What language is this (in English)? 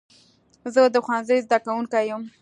Pashto